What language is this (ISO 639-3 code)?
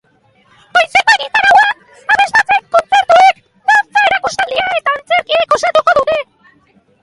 eus